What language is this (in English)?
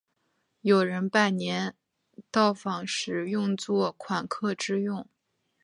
Chinese